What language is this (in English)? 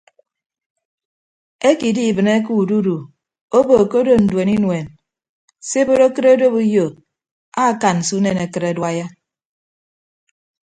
Ibibio